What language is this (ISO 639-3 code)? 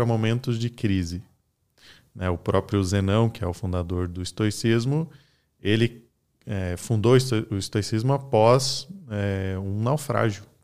por